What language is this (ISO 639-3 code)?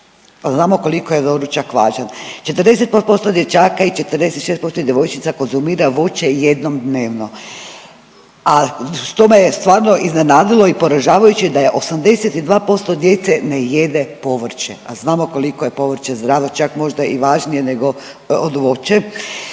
hrv